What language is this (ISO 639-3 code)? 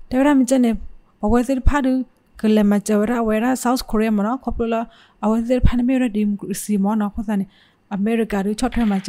tha